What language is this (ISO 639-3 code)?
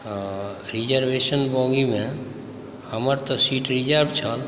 mai